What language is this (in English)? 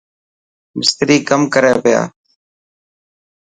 Dhatki